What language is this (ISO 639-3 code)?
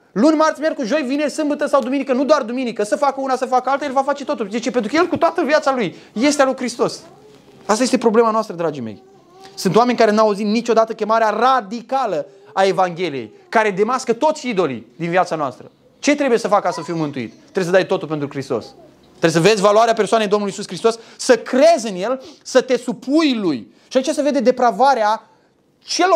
ron